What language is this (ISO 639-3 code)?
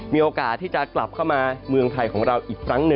tha